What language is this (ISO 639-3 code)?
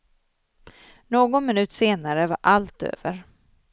swe